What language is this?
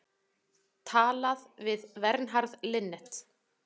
Icelandic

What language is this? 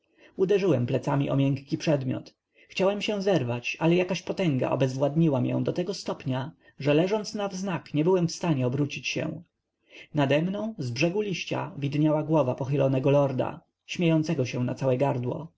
Polish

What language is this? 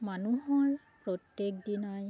Assamese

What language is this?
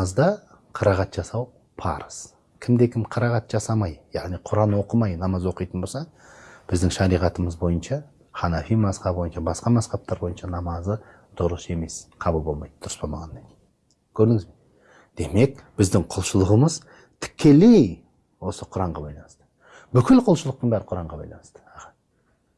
Turkish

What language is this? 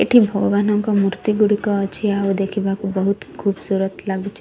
Odia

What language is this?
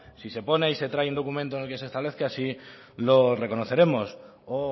Spanish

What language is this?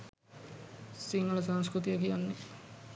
Sinhala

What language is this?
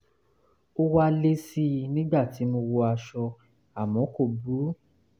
Yoruba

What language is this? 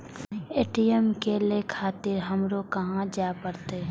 Maithili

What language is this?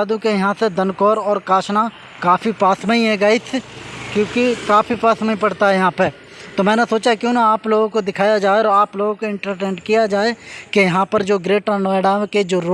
Hindi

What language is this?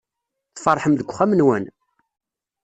Kabyle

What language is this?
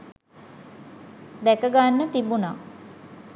Sinhala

